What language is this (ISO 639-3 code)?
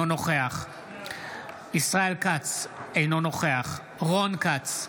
heb